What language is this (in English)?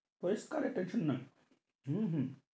Bangla